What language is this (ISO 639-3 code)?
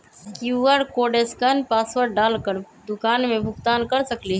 mag